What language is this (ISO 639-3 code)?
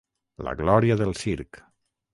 cat